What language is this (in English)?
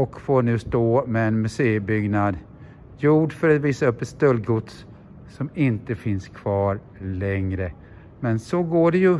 Swedish